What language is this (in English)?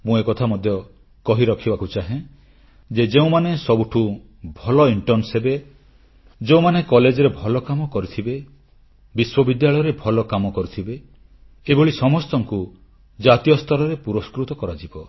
Odia